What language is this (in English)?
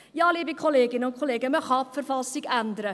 Swiss German